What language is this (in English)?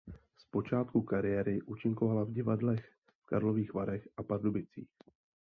Czech